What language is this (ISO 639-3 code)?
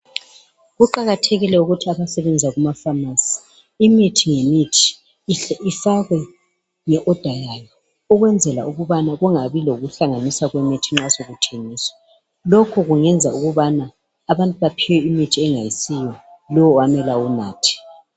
nde